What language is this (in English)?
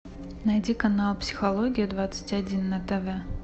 Russian